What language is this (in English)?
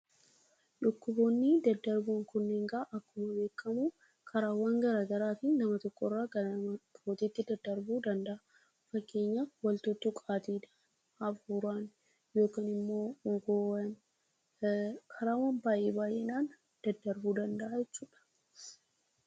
Oromo